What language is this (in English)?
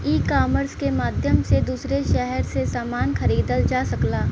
Bhojpuri